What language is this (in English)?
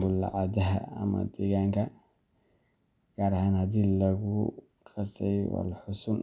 Somali